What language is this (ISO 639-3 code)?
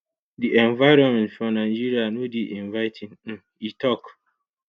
pcm